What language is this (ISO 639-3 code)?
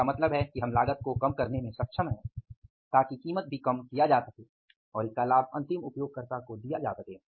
hin